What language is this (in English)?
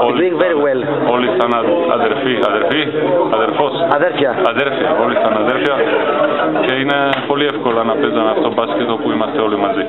Greek